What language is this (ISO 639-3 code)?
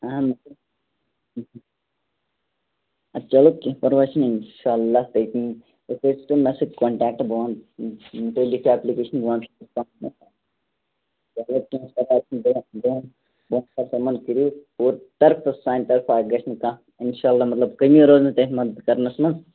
kas